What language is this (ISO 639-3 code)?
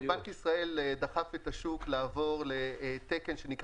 heb